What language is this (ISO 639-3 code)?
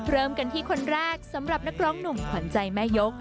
tha